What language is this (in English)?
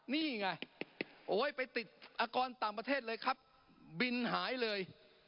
Thai